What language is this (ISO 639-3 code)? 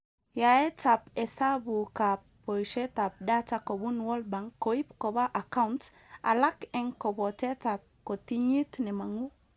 kln